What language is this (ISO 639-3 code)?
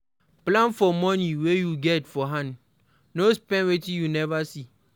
pcm